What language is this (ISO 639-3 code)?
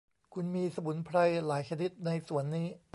tha